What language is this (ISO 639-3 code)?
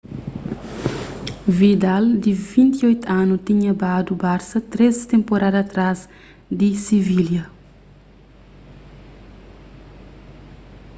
kea